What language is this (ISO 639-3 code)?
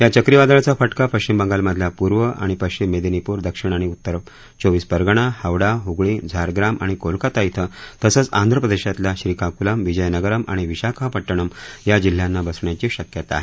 mar